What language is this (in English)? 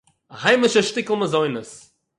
Yiddish